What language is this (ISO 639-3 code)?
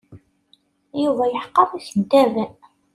kab